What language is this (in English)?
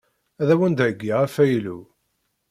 Kabyle